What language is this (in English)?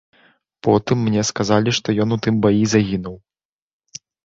Belarusian